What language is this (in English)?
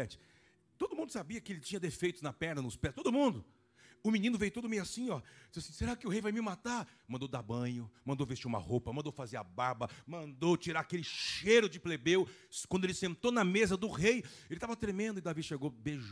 Portuguese